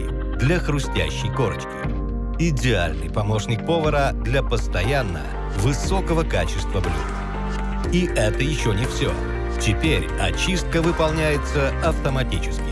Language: Russian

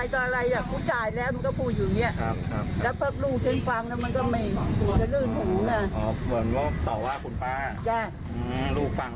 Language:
Thai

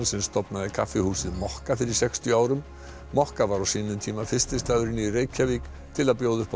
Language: Icelandic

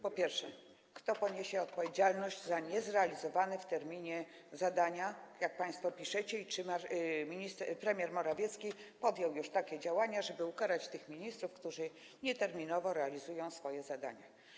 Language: Polish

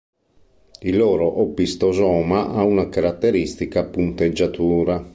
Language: Italian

